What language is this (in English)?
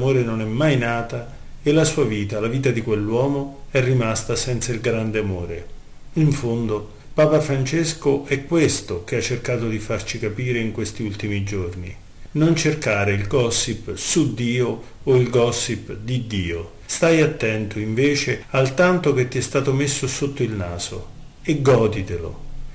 Italian